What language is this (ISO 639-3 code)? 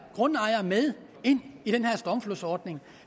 dan